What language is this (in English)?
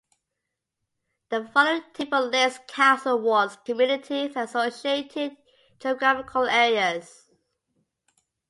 English